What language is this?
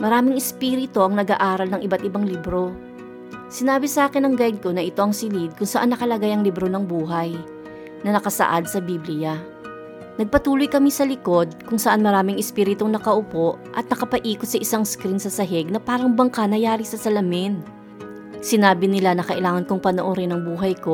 Filipino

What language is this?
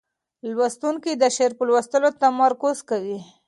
Pashto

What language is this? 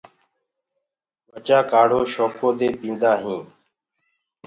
Gurgula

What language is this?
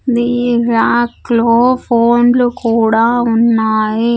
Telugu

